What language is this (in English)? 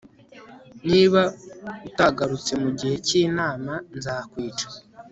Kinyarwanda